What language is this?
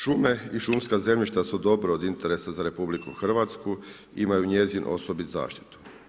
Croatian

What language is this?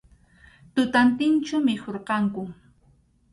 Arequipa-La Unión Quechua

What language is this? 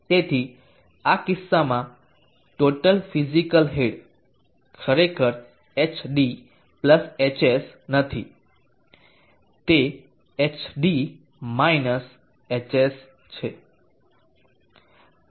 Gujarati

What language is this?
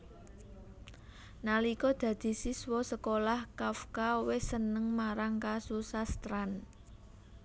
Javanese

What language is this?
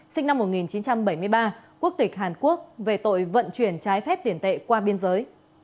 Vietnamese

